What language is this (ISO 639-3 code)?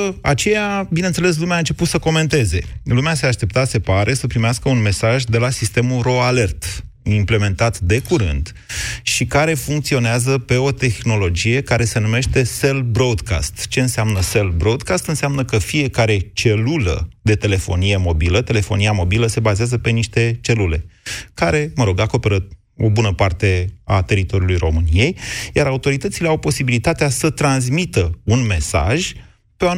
ron